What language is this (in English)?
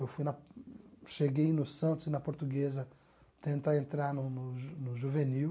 Portuguese